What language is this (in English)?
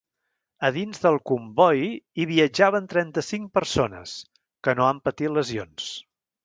Catalan